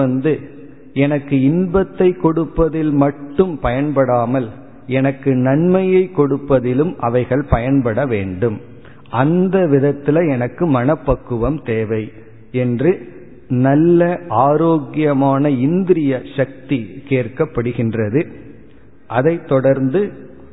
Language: Tamil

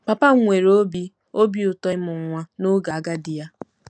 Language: Igbo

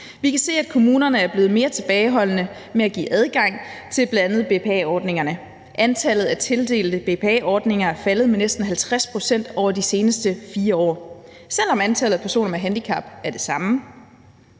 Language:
Danish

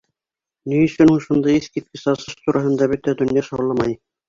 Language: Bashkir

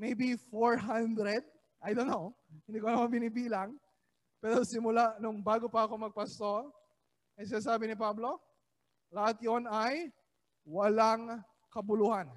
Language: Filipino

